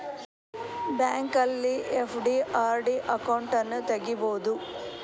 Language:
Kannada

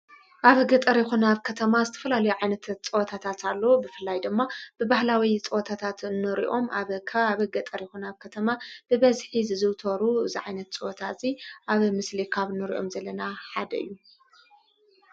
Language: Tigrinya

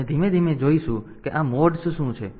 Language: Gujarati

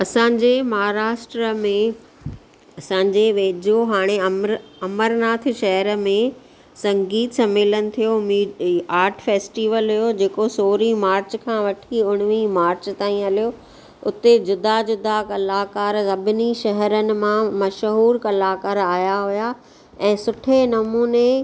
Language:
Sindhi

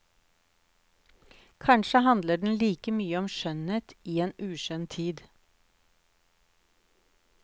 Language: Norwegian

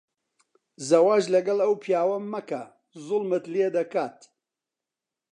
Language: Central Kurdish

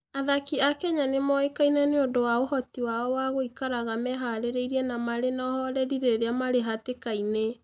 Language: Kikuyu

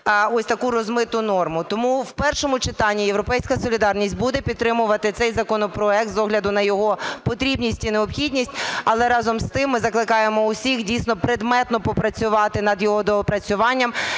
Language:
Ukrainian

